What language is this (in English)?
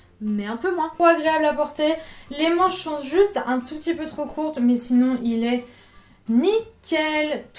French